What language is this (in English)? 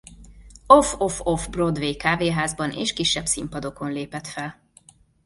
Hungarian